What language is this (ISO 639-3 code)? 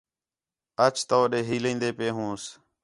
xhe